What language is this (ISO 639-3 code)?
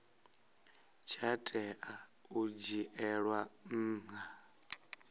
ven